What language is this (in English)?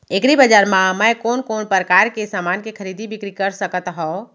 Chhattisgarhi